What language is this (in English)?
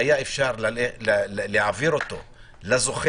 Hebrew